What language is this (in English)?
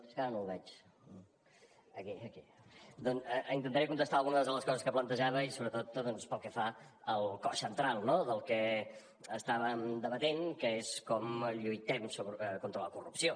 Catalan